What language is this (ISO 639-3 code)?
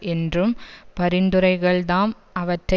tam